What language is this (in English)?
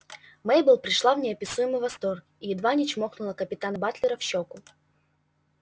Russian